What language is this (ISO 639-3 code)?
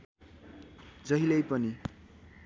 nep